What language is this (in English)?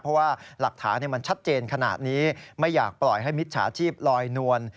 Thai